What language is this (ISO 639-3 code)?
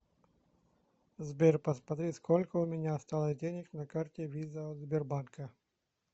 rus